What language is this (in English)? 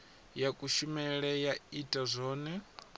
Venda